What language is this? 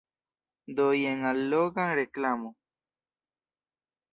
Esperanto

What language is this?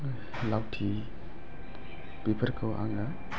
Bodo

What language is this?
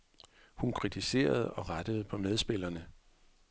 Danish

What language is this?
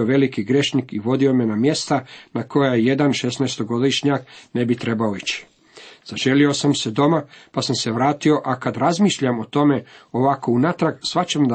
Croatian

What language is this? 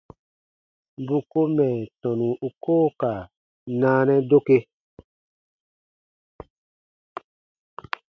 Baatonum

